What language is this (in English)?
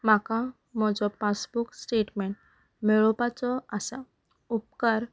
Konkani